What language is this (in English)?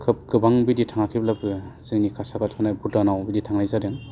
Bodo